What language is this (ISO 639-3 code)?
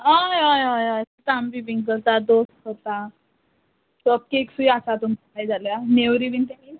kok